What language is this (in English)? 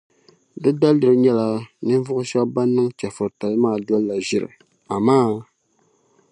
Dagbani